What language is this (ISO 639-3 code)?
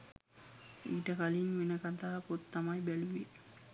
sin